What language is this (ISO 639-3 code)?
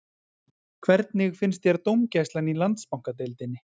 isl